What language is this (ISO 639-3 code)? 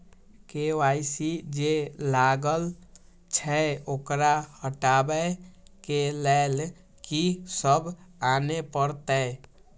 mai